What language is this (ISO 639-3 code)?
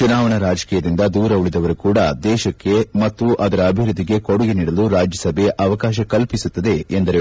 kan